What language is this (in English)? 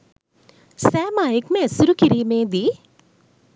Sinhala